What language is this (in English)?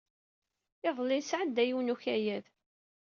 Kabyle